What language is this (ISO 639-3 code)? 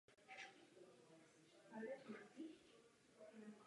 ces